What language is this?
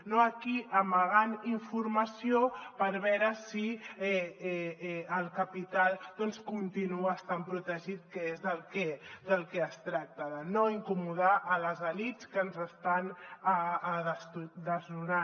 Catalan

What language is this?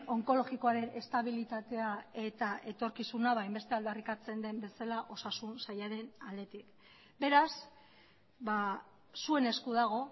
Basque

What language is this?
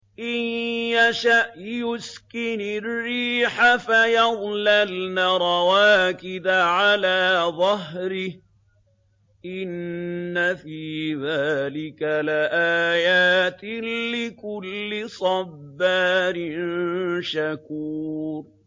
Arabic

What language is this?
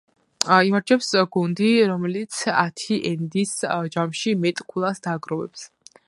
Georgian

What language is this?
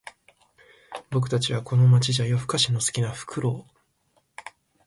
Japanese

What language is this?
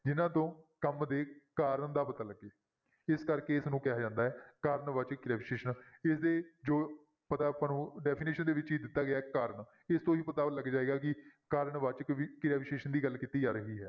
Punjabi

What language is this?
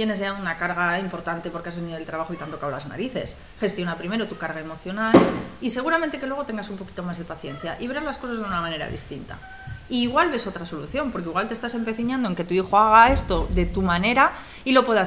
Spanish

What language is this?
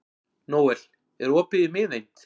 Icelandic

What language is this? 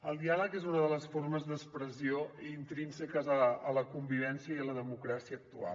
Catalan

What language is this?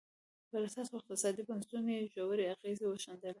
Pashto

